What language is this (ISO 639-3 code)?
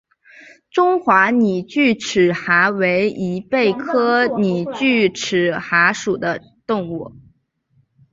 zho